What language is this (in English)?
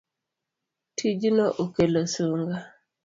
Luo (Kenya and Tanzania)